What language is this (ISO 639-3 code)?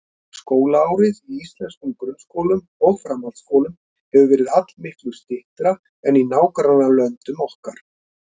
isl